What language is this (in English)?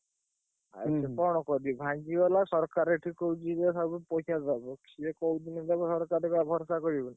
Odia